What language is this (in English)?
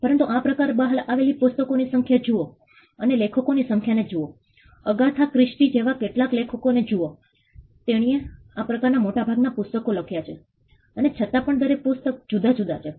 Gujarati